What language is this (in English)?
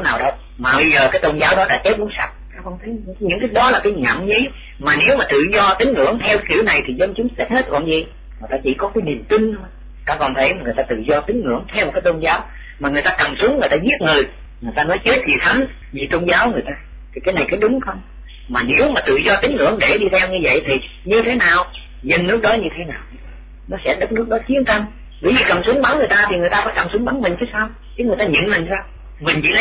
Vietnamese